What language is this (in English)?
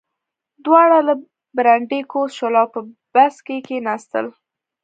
Pashto